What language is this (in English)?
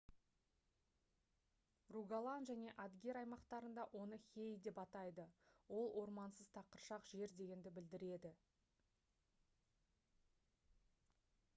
Kazakh